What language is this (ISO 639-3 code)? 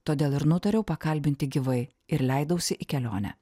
lit